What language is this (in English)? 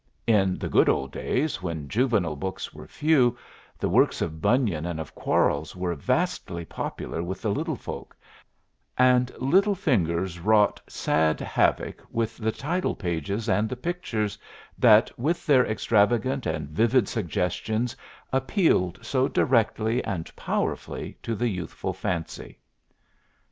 English